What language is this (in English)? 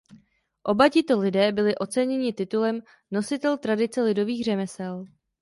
Czech